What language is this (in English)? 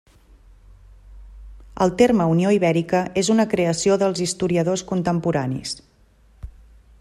Catalan